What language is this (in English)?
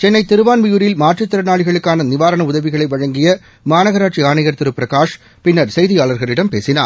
Tamil